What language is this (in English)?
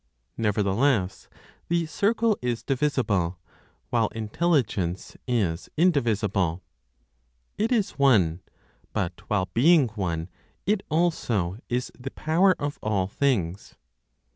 English